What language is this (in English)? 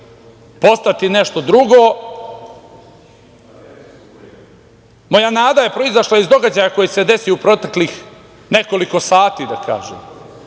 Serbian